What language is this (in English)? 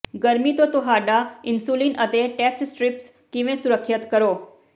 Punjabi